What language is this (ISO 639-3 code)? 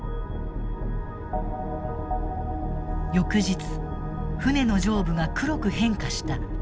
jpn